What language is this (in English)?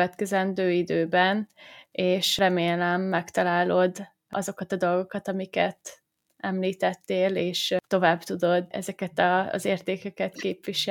Hungarian